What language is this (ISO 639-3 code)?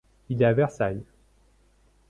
fra